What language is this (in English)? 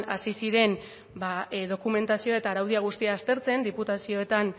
Basque